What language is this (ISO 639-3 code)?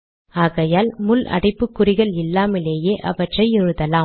tam